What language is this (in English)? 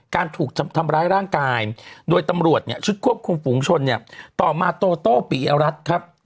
Thai